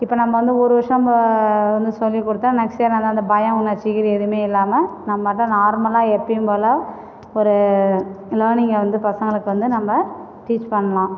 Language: Tamil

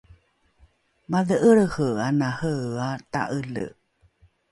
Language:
Rukai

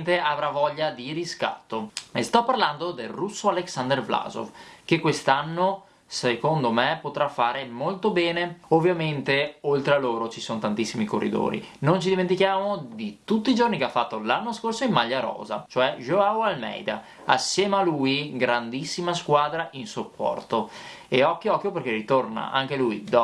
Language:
Italian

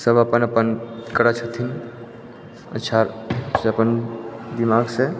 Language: Maithili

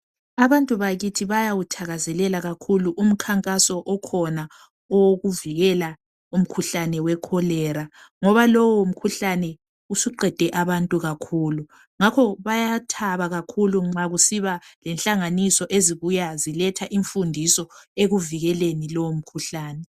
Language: North Ndebele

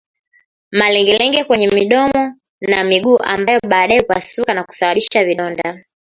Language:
Swahili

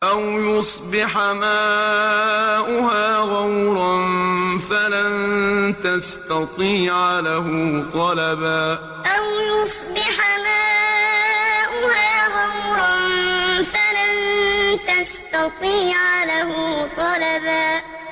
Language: Arabic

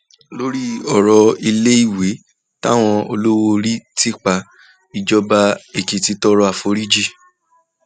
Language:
Yoruba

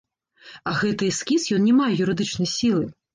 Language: Belarusian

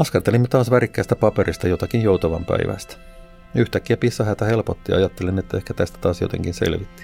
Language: Finnish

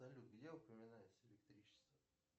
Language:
Russian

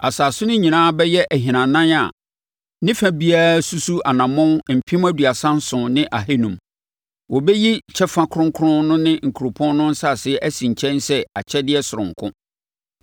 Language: Akan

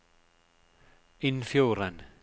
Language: Norwegian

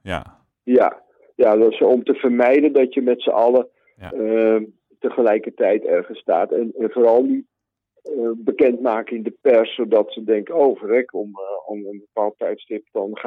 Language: Dutch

